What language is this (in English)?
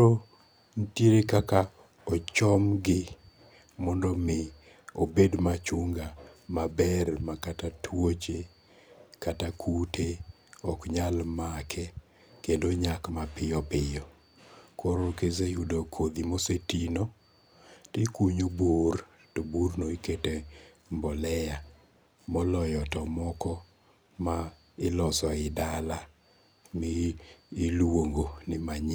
Luo (Kenya and Tanzania)